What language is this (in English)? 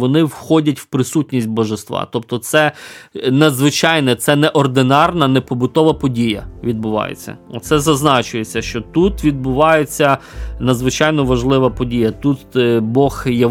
Ukrainian